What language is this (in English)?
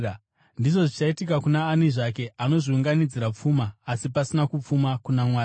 Shona